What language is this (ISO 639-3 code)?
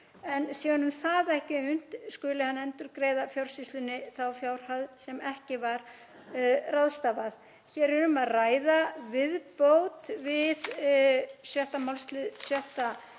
isl